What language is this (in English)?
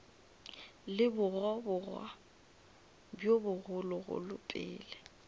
Northern Sotho